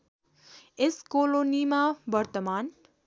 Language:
Nepali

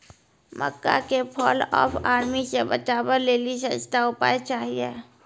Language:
Maithili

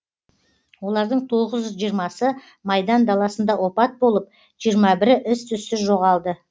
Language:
Kazakh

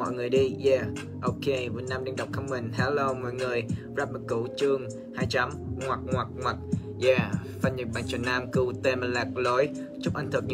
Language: Vietnamese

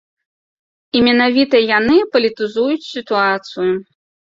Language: Belarusian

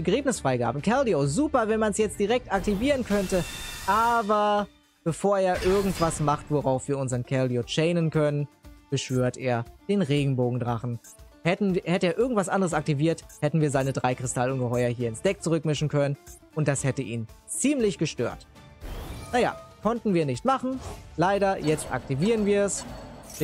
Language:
German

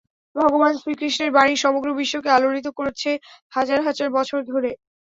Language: Bangla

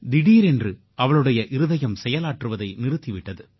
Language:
Tamil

